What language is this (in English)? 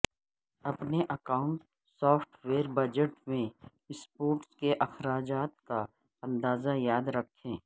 Urdu